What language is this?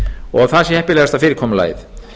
Icelandic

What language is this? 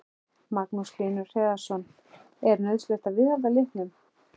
Icelandic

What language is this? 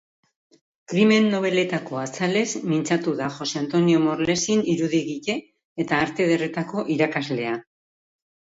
Basque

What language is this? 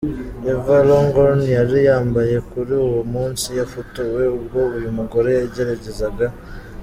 Kinyarwanda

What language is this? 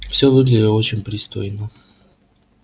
Russian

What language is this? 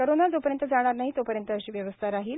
Marathi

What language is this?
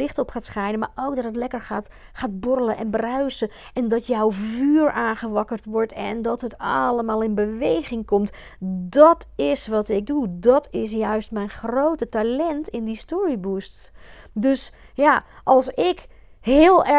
Dutch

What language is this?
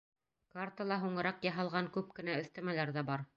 Bashkir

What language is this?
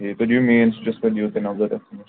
Kashmiri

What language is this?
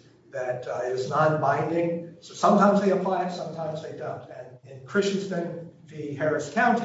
English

